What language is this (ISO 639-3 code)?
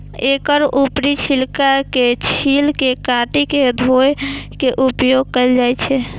mai